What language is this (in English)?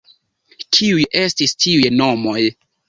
Esperanto